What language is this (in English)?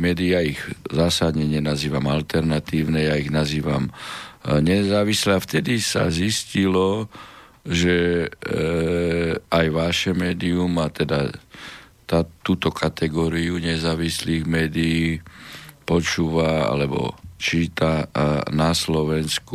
Slovak